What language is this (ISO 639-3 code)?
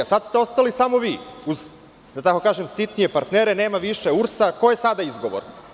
srp